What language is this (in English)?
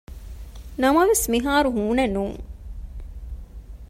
Divehi